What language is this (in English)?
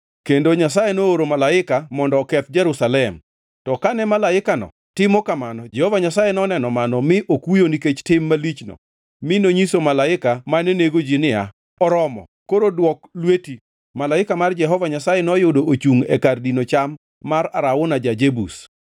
Luo (Kenya and Tanzania)